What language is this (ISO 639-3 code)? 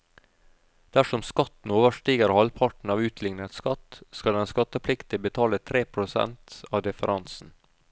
nor